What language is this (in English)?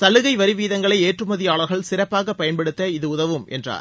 Tamil